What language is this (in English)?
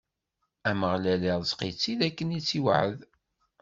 Kabyle